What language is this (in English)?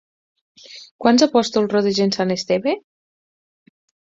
Catalan